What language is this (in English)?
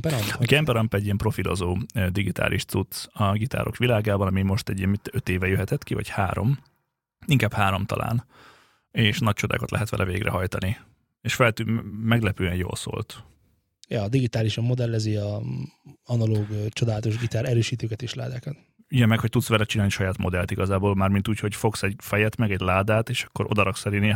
Hungarian